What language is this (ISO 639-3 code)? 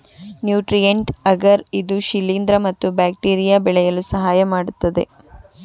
kan